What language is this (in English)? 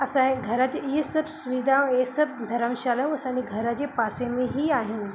Sindhi